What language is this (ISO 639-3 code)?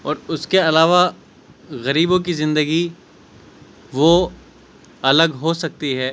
urd